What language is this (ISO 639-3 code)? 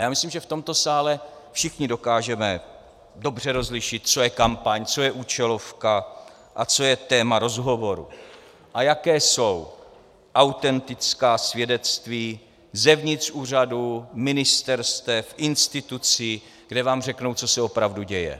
ces